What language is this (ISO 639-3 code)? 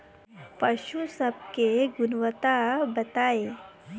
bho